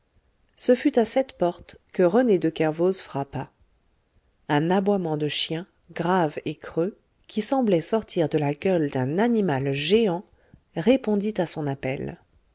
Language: French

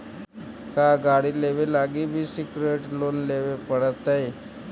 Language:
Magahi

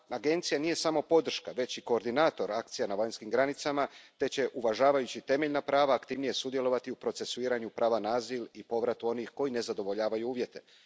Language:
Croatian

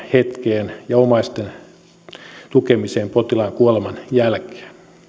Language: Finnish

